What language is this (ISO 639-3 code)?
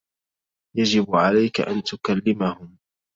ara